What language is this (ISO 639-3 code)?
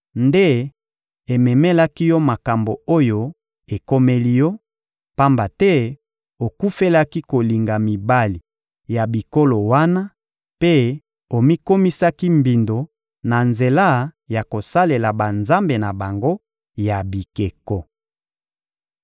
lin